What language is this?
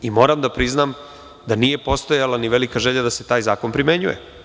Serbian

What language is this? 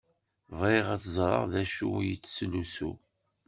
Kabyle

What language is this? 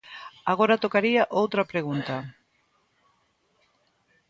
Galician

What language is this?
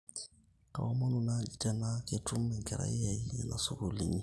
Masai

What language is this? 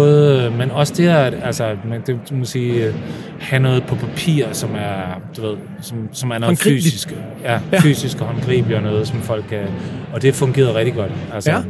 Danish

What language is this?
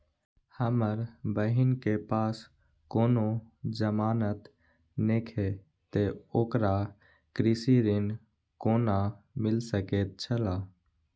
Maithili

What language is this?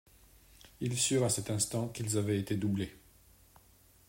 French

